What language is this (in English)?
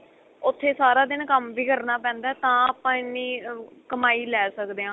Punjabi